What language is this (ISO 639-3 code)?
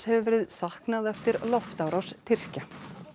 isl